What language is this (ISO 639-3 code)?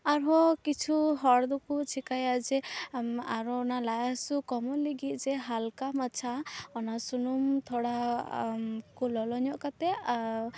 sat